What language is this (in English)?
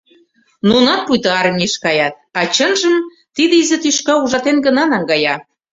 Mari